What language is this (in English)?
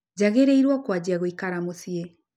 Kikuyu